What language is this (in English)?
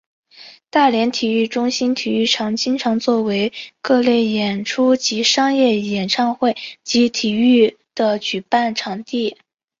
Chinese